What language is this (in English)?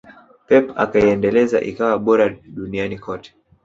Swahili